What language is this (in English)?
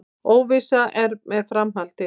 Icelandic